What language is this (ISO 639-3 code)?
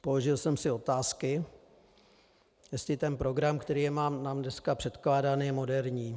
ces